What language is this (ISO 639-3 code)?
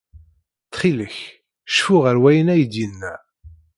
kab